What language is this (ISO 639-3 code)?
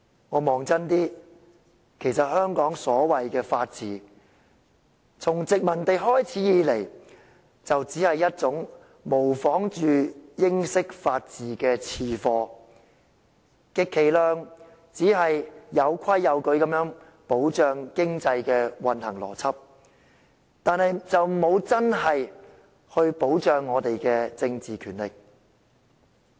yue